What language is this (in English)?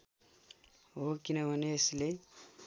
Nepali